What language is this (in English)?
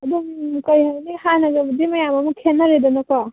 Manipuri